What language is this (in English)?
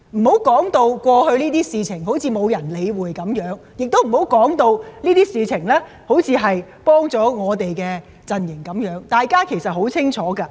Cantonese